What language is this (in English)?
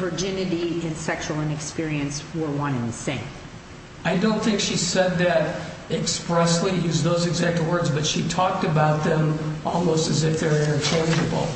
English